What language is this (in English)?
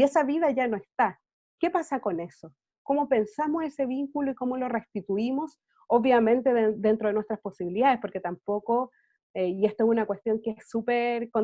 Spanish